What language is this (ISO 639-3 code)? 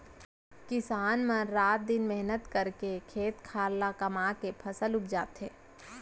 hne